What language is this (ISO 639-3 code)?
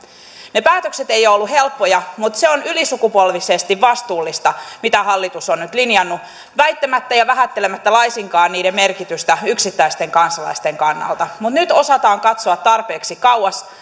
fin